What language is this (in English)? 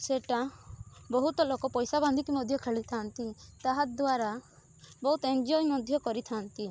Odia